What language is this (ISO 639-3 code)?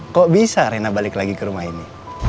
ind